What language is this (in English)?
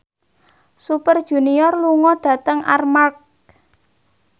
Javanese